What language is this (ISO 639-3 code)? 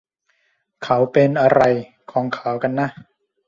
tha